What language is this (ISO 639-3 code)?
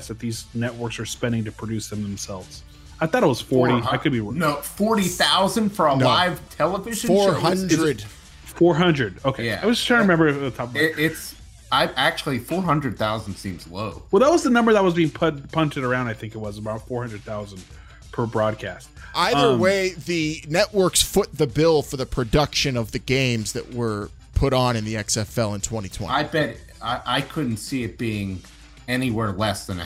eng